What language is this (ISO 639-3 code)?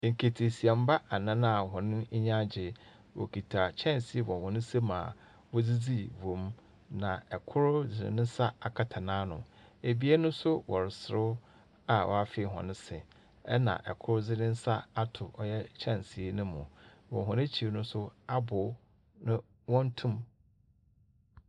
aka